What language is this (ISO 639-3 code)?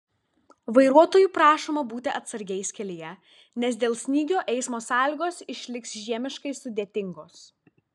lit